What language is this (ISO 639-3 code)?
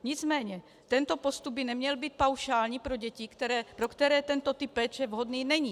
ces